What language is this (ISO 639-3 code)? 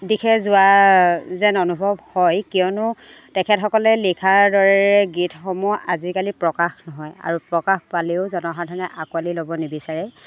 asm